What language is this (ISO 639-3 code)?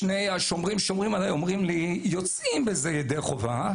heb